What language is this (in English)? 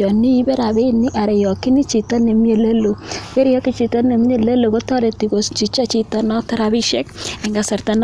Kalenjin